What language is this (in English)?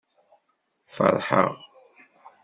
Kabyle